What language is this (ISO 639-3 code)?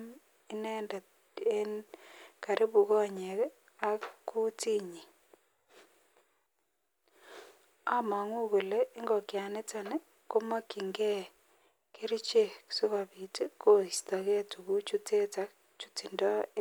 kln